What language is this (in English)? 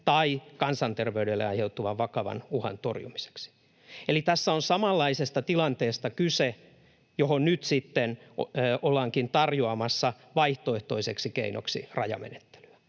Finnish